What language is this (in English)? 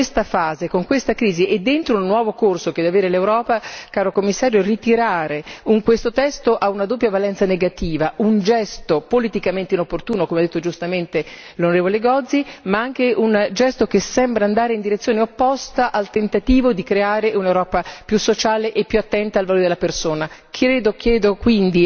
Italian